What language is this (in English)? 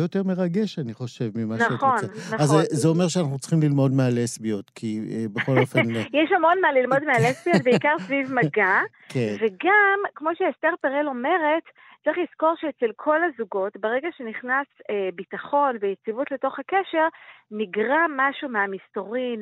Hebrew